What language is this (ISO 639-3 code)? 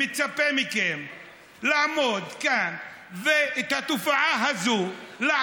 heb